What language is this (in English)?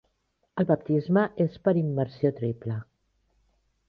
Catalan